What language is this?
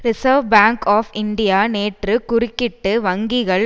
Tamil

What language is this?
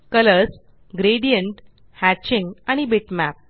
Marathi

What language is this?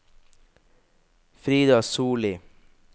Norwegian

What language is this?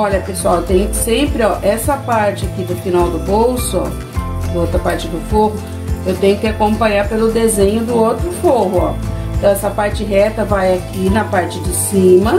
Portuguese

